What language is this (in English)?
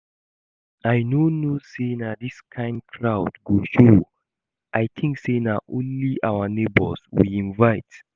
Nigerian Pidgin